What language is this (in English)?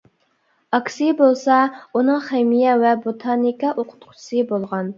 Uyghur